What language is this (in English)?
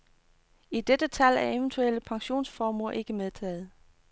Danish